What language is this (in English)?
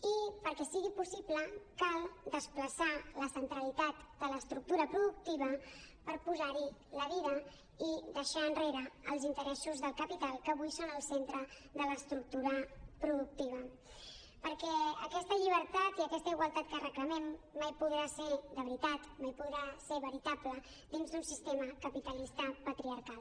Catalan